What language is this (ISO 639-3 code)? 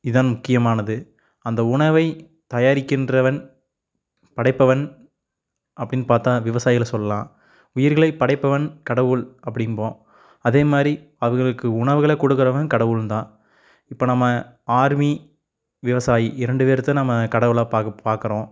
tam